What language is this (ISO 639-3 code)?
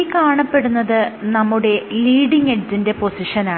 mal